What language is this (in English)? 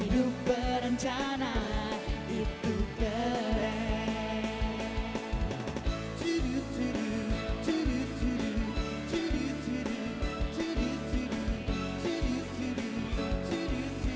Indonesian